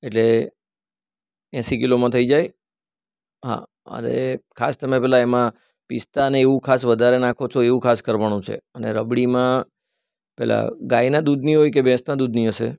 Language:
Gujarati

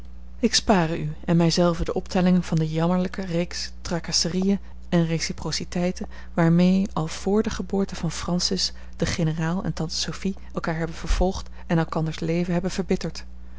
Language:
Dutch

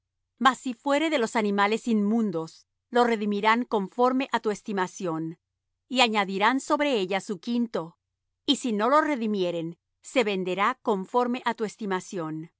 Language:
Spanish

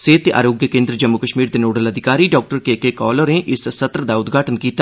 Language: Dogri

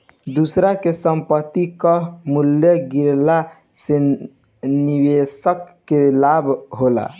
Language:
Bhojpuri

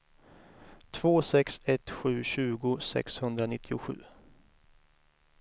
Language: Swedish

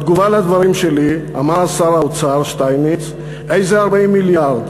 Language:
Hebrew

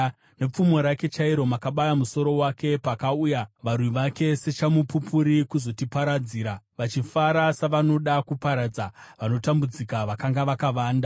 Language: Shona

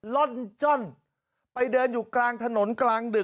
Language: Thai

